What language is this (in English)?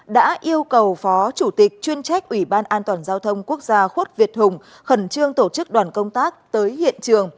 Vietnamese